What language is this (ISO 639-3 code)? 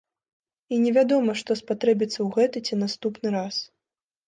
bel